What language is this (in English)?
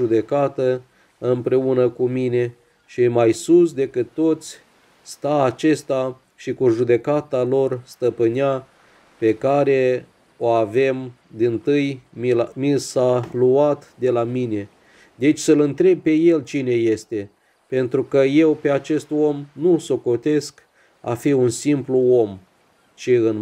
Romanian